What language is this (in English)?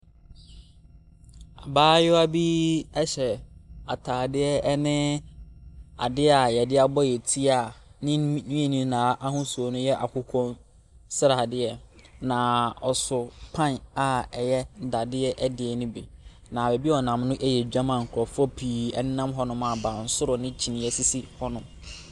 Akan